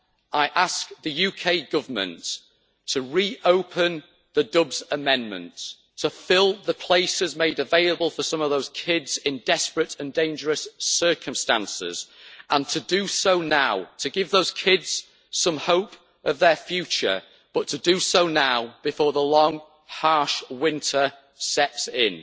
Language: English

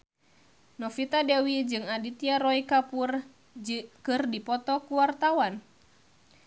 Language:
Sundanese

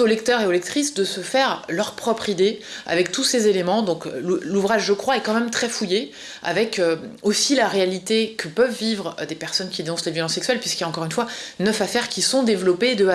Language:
French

